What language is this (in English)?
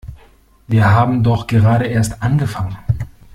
German